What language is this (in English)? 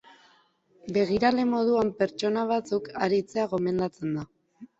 Basque